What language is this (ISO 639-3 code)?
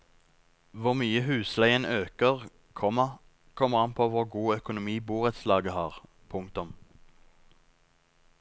nor